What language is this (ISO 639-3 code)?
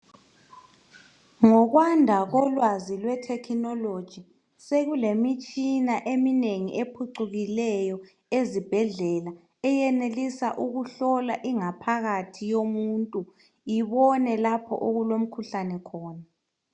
nde